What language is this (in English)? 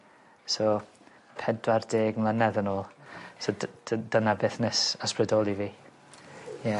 Welsh